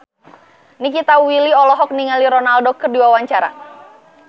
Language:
Sundanese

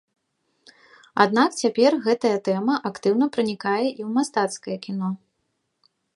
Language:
Belarusian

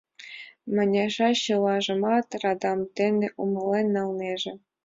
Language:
Mari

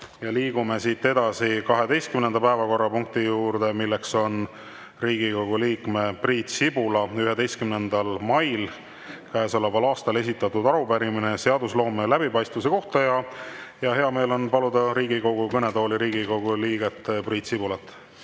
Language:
Estonian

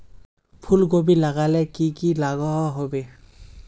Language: Magahi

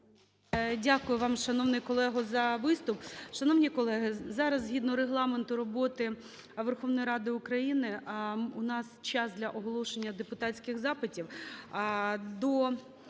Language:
Ukrainian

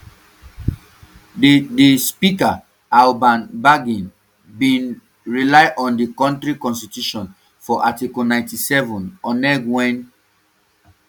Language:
Nigerian Pidgin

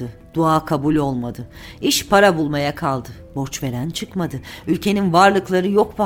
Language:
Turkish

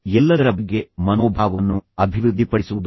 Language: Kannada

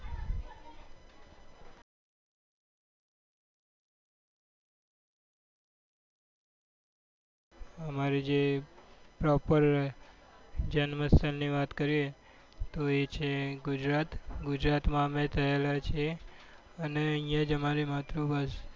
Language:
Gujarati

